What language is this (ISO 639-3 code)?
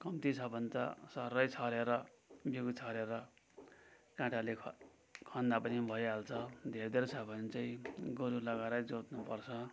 nep